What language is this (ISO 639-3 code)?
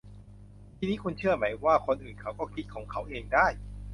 tha